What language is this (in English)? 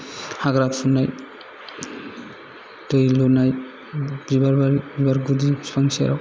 Bodo